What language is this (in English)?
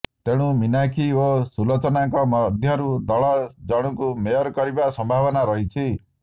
Odia